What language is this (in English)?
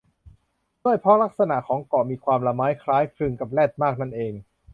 Thai